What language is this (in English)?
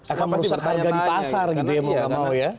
Indonesian